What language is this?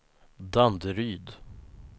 Swedish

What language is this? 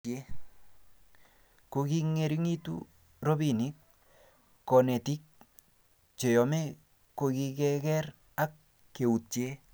Kalenjin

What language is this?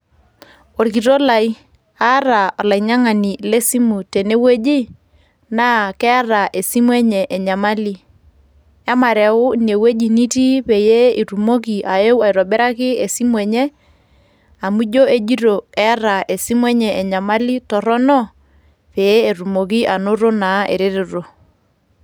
Masai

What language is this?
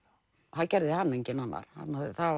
Icelandic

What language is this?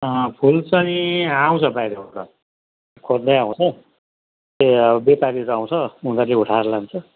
Nepali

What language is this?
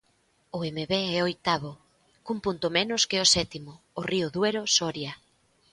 Galician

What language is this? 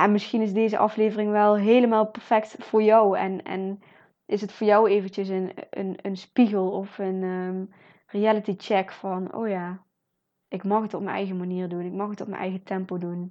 Dutch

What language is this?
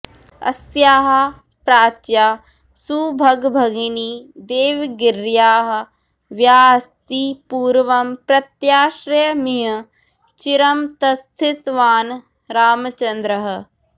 Sanskrit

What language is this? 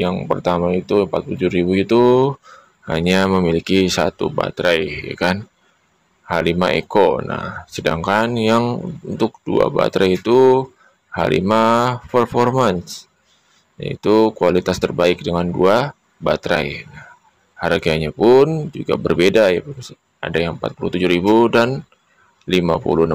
Indonesian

